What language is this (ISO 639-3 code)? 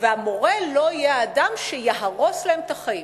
heb